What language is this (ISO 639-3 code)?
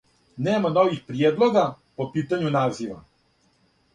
srp